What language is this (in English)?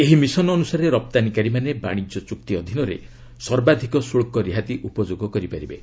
Odia